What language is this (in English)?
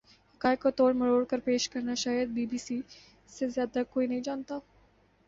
Urdu